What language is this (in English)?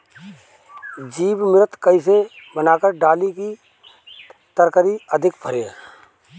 Bhojpuri